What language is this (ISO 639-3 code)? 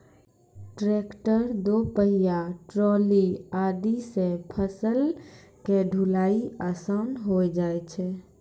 mai